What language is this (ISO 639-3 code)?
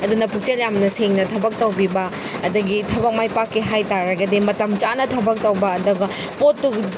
mni